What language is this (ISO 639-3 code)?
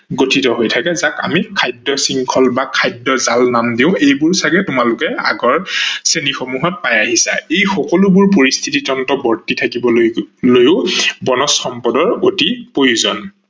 asm